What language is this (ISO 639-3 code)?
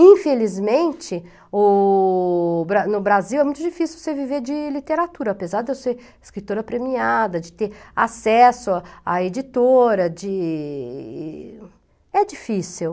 por